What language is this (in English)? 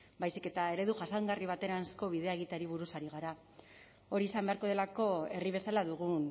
Basque